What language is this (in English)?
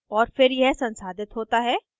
Hindi